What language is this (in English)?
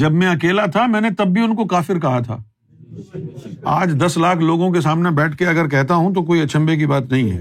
Urdu